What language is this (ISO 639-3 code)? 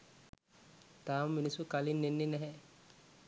sin